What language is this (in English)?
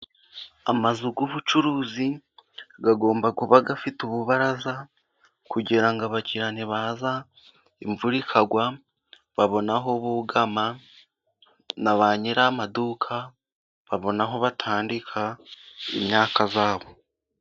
Kinyarwanda